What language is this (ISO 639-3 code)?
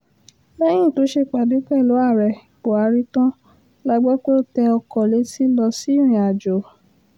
yor